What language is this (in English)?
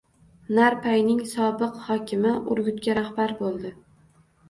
Uzbek